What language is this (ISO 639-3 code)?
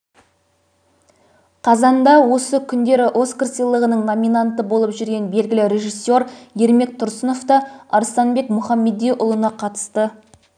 kaz